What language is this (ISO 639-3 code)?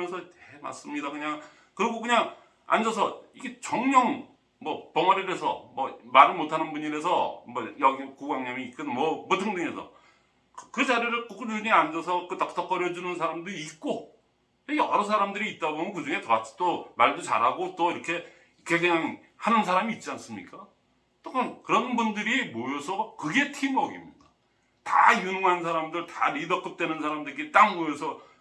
kor